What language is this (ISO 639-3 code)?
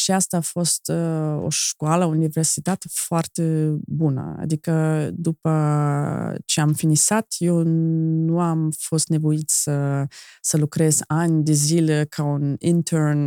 ron